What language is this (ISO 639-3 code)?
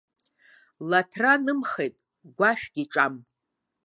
abk